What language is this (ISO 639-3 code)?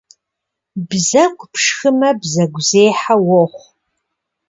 kbd